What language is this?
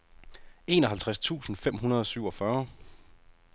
Danish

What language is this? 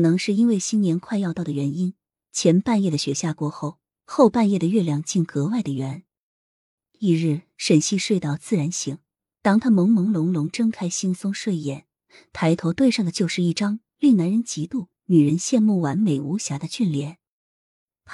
Chinese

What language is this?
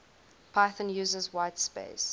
English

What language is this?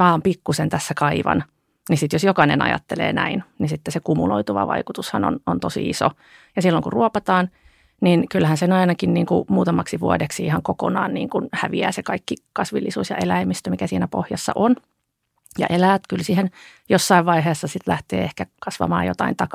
Finnish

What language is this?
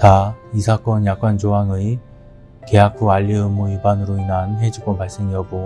Korean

